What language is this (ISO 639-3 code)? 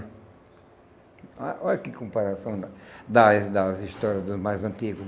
por